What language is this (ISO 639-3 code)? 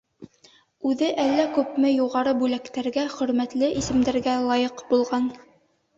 bak